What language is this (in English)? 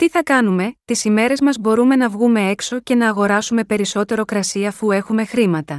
Greek